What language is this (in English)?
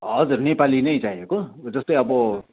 Nepali